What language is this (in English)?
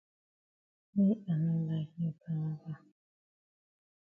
Cameroon Pidgin